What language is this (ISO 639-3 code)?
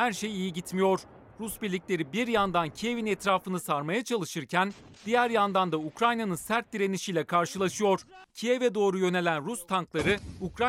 tur